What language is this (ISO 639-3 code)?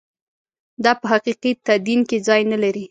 pus